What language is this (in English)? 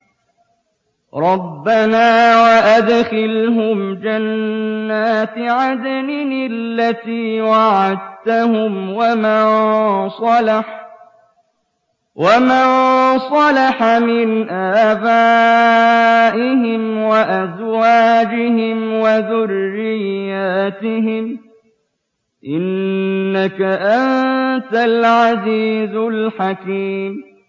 Arabic